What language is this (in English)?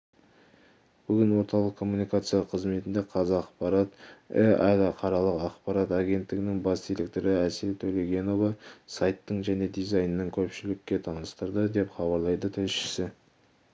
Kazakh